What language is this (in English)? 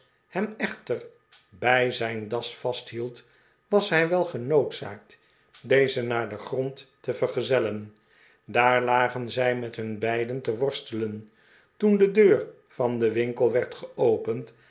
Dutch